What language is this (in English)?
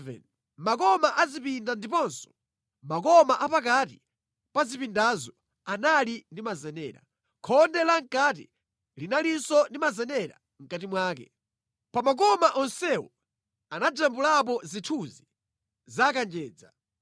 Nyanja